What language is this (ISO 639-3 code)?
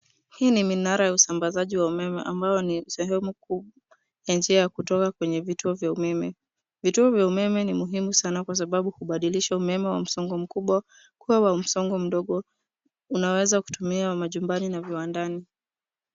swa